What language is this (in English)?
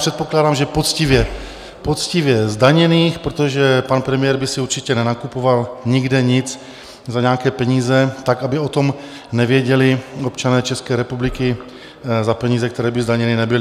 Czech